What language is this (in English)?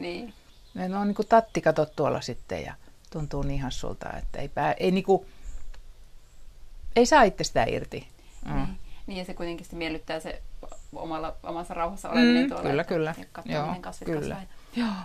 Finnish